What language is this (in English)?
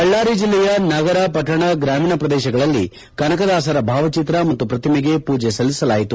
Kannada